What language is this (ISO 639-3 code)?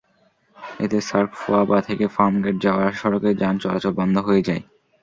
ben